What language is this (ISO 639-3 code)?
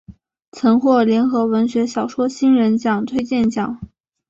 zho